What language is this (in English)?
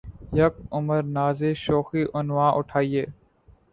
Urdu